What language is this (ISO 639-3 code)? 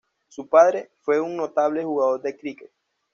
spa